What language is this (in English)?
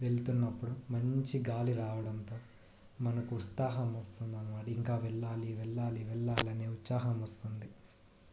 Telugu